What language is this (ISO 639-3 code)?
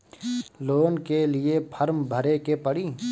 bho